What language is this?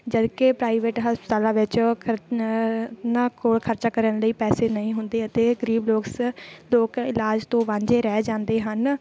Punjabi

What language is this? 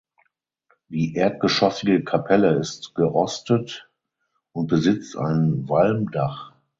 German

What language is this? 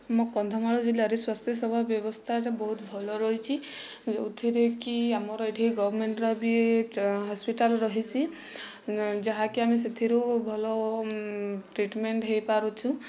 Odia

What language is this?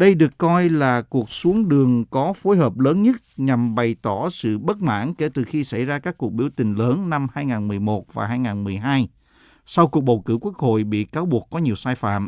Vietnamese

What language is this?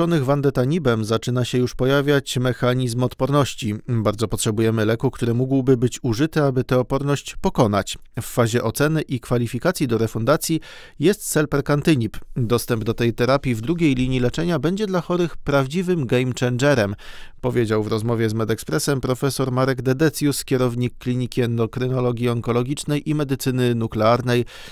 Polish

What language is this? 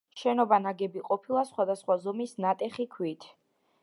Georgian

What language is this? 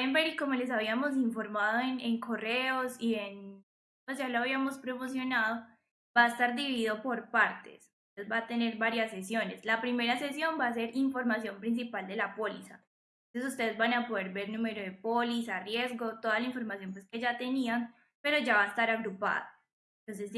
Spanish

